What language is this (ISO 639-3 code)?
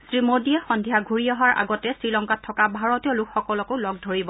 asm